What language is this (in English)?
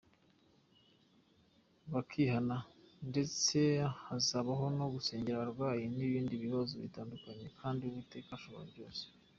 Kinyarwanda